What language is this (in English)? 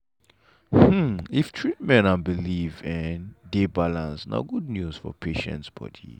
Nigerian Pidgin